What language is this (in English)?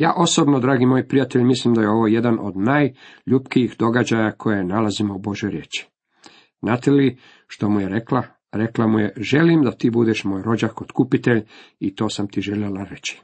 Croatian